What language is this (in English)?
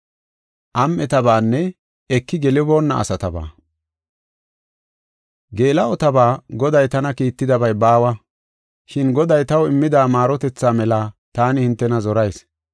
Gofa